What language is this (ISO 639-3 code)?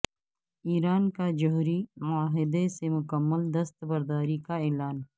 urd